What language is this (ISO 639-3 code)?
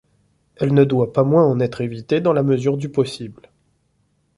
fra